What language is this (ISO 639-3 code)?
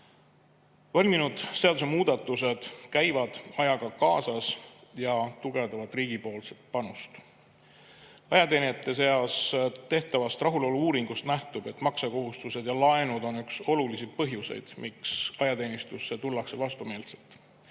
est